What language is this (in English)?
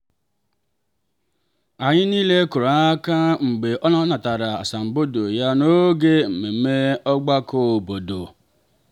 Igbo